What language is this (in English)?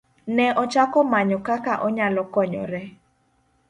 Luo (Kenya and Tanzania)